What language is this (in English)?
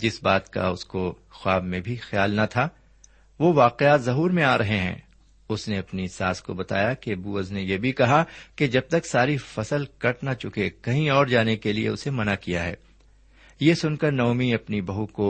Urdu